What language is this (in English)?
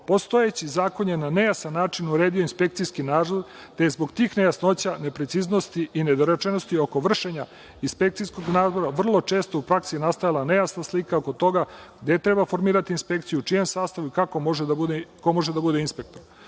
Serbian